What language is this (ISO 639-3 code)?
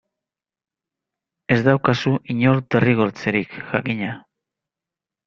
eus